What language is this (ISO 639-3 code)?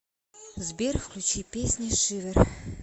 rus